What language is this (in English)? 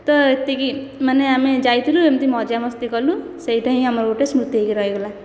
Odia